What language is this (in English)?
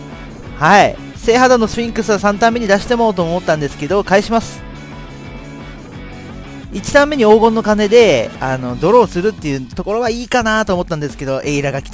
Japanese